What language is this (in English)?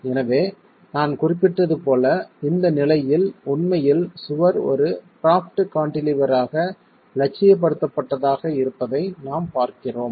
Tamil